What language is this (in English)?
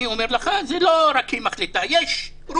Hebrew